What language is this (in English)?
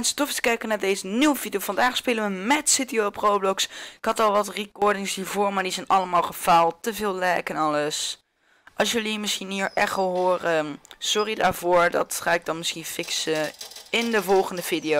Dutch